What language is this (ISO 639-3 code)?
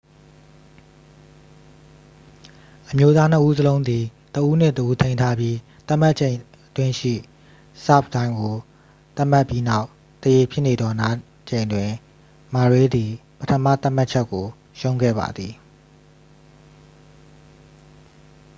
mya